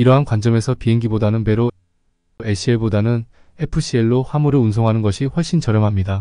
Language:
Korean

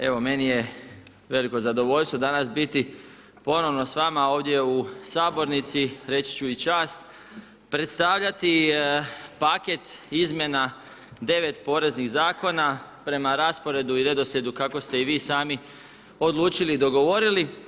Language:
Croatian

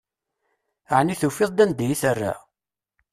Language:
Kabyle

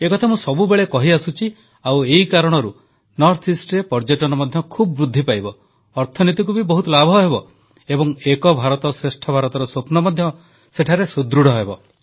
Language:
Odia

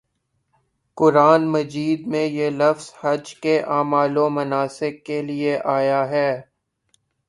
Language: Urdu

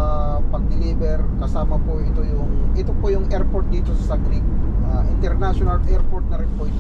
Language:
Filipino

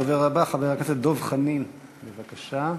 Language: Hebrew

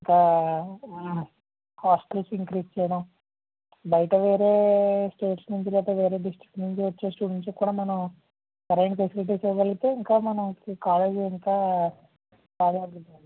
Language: Telugu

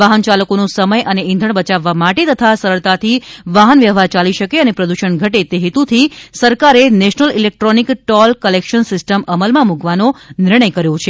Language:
Gujarati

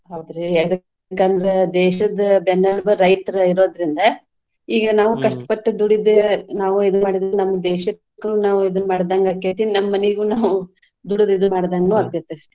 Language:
Kannada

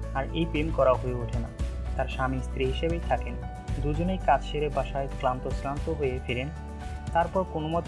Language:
Bangla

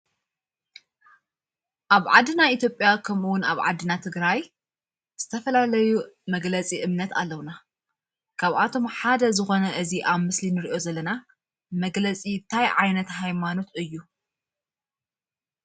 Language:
Tigrinya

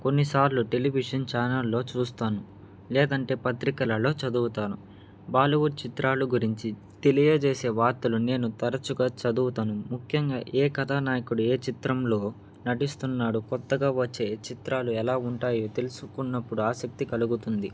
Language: Telugu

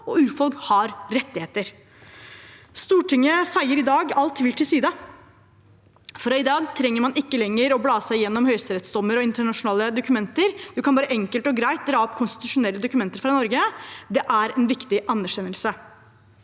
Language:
Norwegian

